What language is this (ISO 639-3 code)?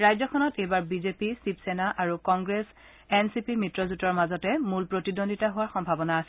asm